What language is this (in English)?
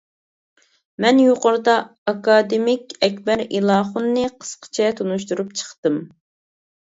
Uyghur